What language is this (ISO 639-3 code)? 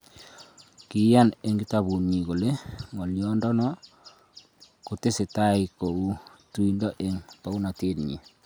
kln